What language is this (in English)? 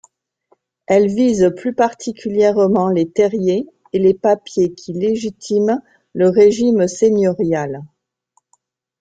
French